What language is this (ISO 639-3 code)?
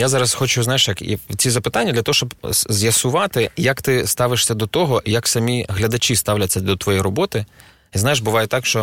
ukr